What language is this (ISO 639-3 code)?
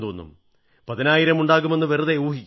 mal